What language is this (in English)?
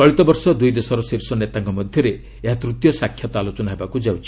Odia